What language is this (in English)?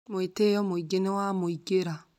Kikuyu